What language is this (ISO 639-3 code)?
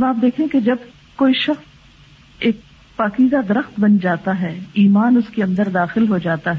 urd